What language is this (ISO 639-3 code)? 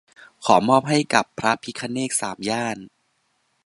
tha